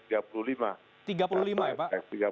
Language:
Indonesian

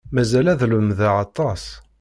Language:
Kabyle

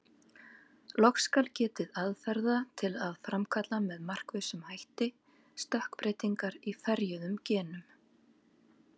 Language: Icelandic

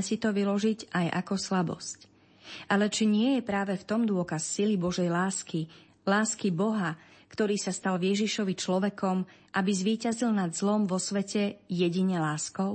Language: Slovak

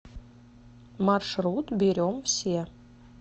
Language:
Russian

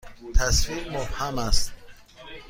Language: Persian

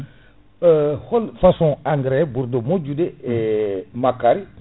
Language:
Fula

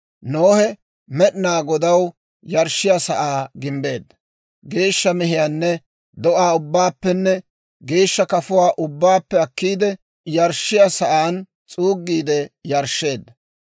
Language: Dawro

